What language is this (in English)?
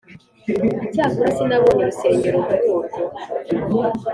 Kinyarwanda